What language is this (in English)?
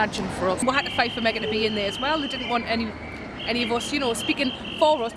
English